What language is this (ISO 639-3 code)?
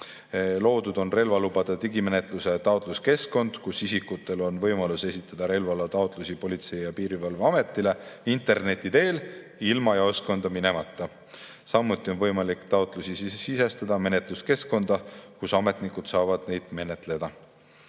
est